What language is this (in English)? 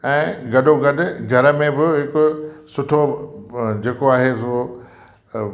Sindhi